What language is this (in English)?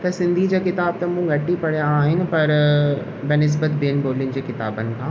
Sindhi